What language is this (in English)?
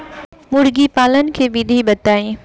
Bhojpuri